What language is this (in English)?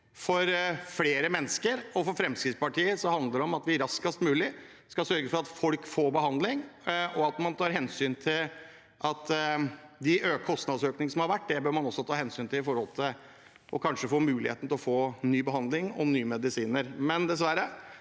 Norwegian